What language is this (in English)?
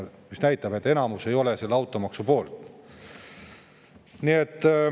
Estonian